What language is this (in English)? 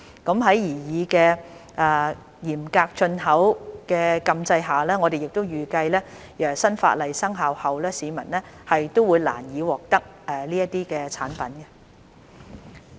Cantonese